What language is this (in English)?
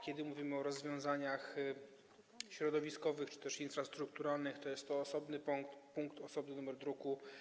Polish